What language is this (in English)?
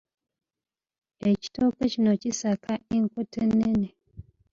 Ganda